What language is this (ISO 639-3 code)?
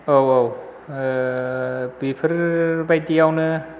brx